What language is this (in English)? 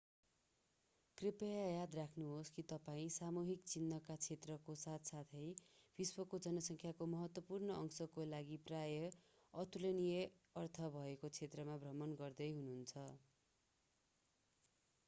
Nepali